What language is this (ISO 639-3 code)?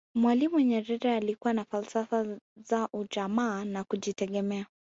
swa